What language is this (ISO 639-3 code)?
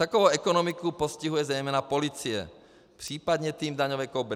ces